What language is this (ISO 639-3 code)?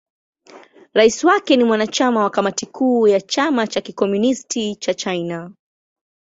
swa